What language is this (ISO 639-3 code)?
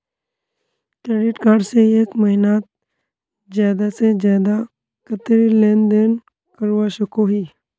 mag